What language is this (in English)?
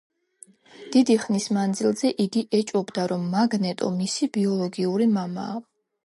Georgian